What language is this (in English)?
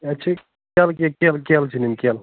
Kashmiri